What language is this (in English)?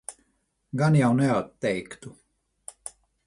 Latvian